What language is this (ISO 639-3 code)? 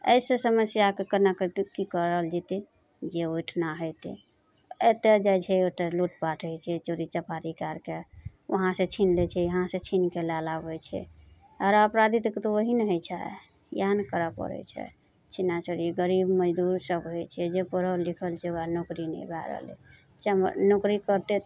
mai